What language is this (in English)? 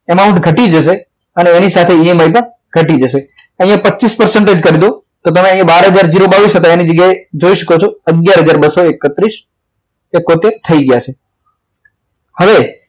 Gujarati